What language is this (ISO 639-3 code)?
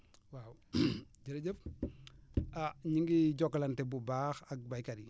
wol